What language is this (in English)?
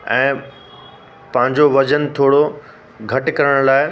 Sindhi